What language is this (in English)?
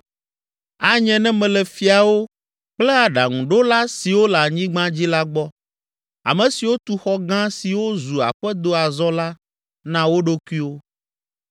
Ewe